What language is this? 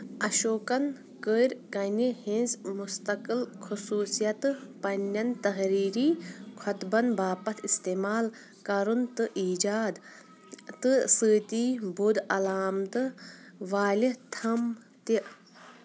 Kashmiri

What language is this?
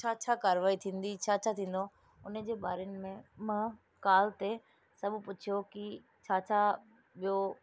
Sindhi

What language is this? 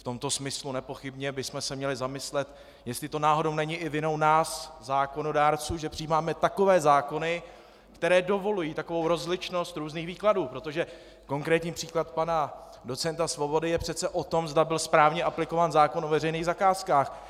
Czech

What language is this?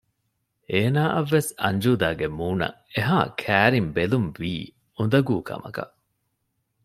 Divehi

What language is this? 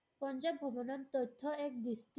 Assamese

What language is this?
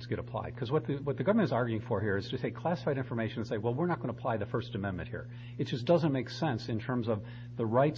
English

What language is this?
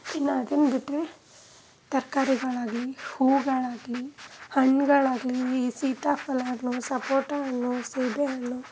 Kannada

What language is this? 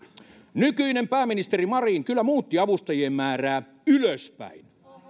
Finnish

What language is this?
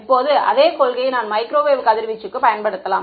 Tamil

